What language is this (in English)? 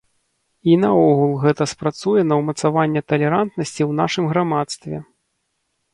Belarusian